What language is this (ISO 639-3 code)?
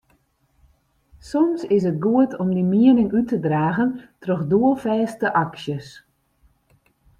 fry